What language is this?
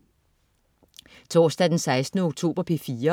Danish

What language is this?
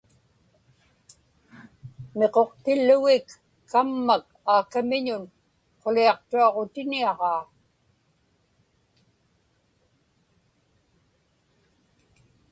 Inupiaq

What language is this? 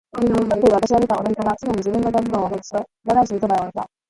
Japanese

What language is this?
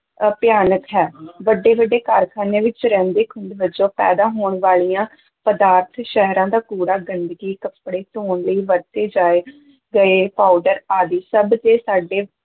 Punjabi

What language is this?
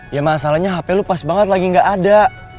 Indonesian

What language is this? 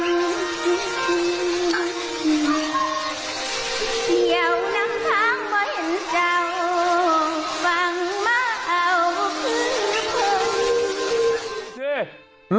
Thai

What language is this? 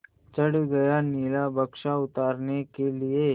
Hindi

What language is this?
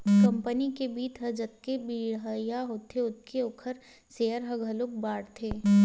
Chhattisgarhi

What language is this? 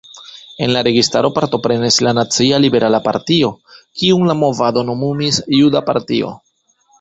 Esperanto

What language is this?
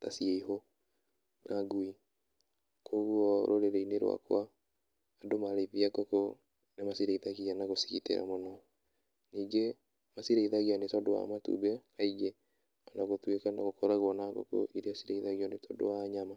Kikuyu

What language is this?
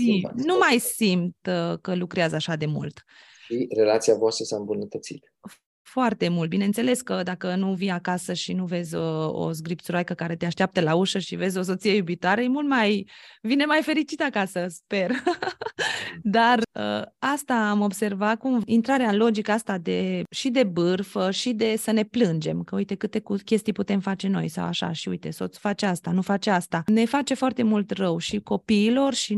Romanian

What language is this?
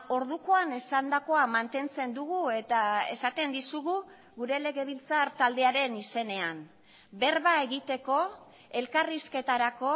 Basque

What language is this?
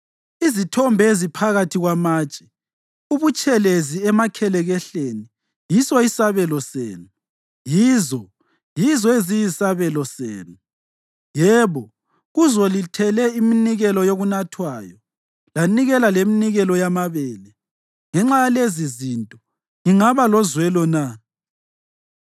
North Ndebele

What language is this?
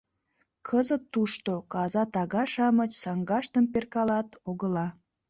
Mari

